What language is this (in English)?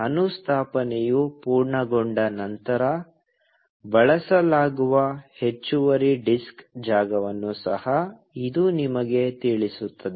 Kannada